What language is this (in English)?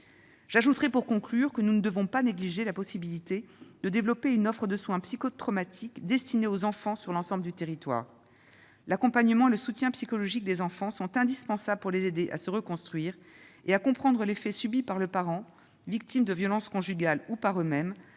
French